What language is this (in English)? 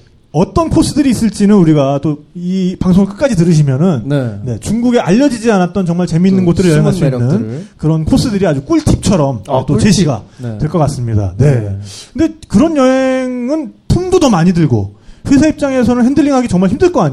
Korean